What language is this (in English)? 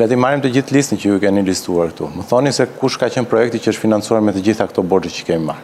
Romanian